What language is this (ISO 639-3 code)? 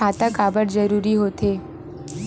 hne